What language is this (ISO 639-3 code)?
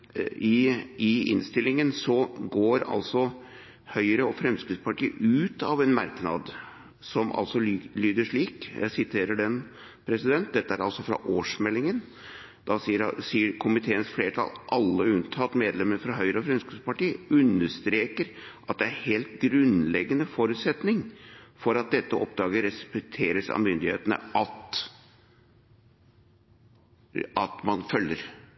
nob